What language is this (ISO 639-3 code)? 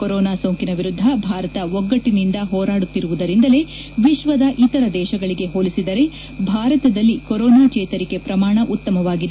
kan